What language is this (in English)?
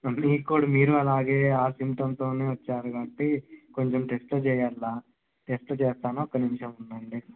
Telugu